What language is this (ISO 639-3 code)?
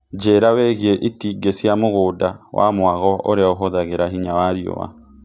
kik